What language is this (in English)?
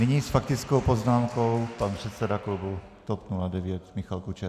Czech